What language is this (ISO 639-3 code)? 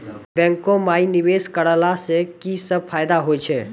mai